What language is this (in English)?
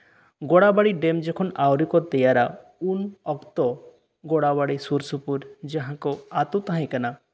Santali